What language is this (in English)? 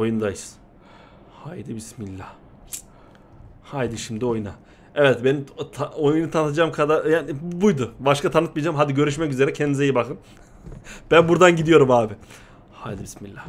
Turkish